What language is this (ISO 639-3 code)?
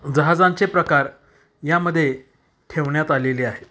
mar